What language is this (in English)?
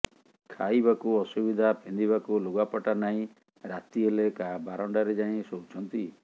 Odia